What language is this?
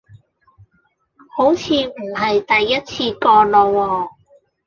Cantonese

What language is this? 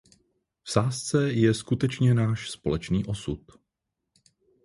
Czech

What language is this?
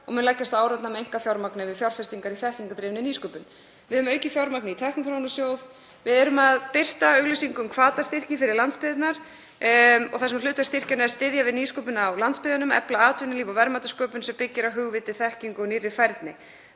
Icelandic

